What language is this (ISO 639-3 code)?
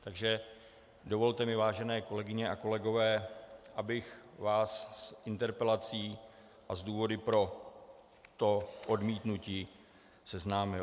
ces